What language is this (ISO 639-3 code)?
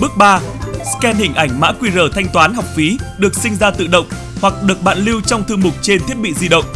vie